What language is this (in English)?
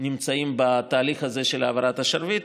Hebrew